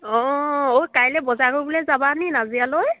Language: Assamese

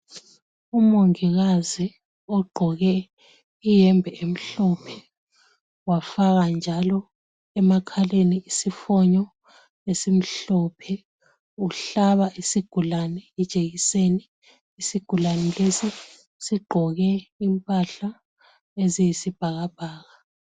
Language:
North Ndebele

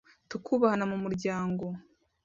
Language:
Kinyarwanda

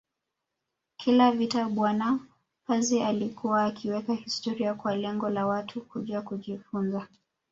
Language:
Swahili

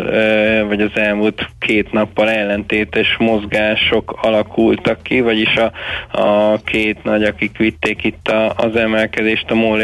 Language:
Hungarian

